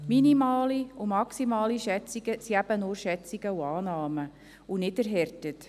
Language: Swiss German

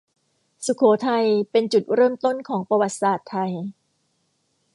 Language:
Thai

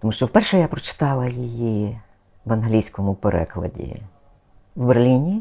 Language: Ukrainian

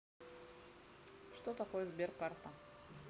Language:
Russian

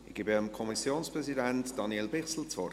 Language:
Swiss German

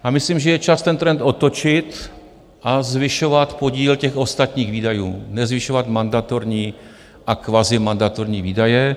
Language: Czech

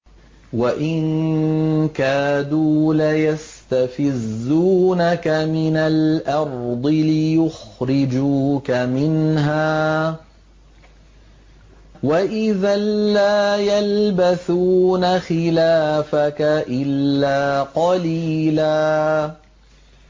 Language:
Arabic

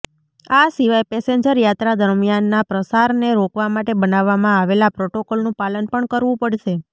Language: Gujarati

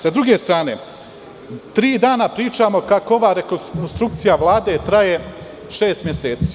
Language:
Serbian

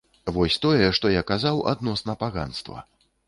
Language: Belarusian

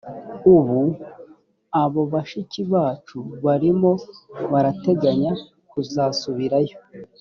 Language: Kinyarwanda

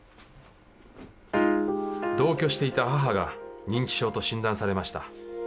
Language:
Japanese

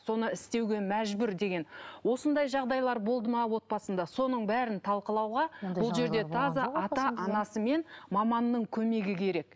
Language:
Kazakh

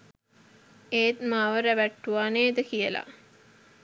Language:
Sinhala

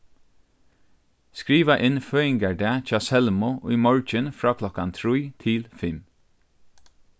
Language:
Faroese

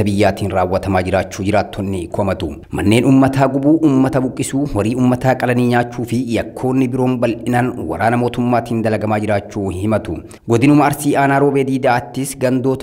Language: Indonesian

